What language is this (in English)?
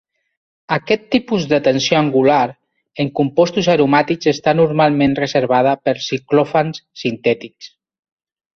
Catalan